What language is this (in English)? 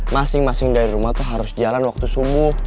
Indonesian